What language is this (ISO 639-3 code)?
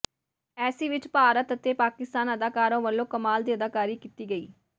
pan